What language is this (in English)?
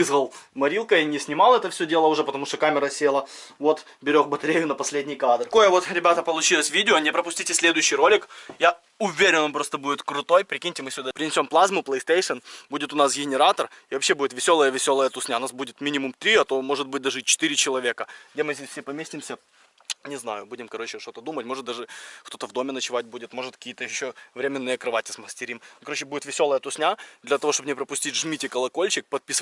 Russian